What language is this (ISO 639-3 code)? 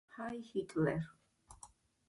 kat